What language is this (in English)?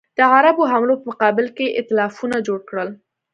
Pashto